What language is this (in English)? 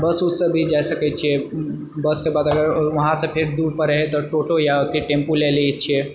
Maithili